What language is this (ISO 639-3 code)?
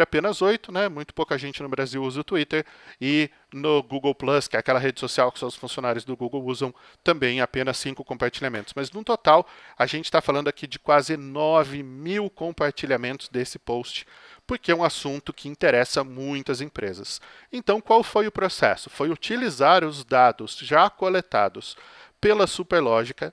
por